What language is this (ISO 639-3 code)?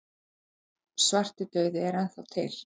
isl